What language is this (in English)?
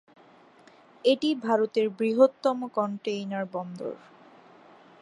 Bangla